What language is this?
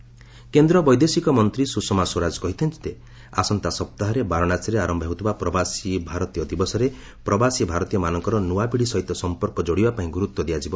Odia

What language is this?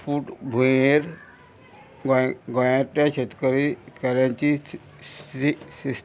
Konkani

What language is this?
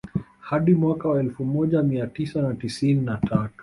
Swahili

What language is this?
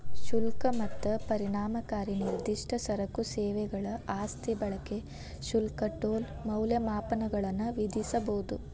Kannada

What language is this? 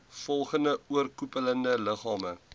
Afrikaans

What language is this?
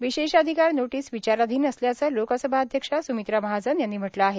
Marathi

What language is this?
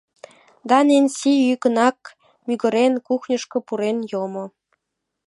Mari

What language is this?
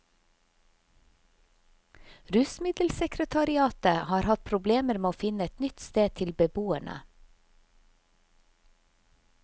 Norwegian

